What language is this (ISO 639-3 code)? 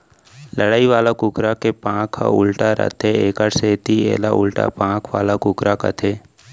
hne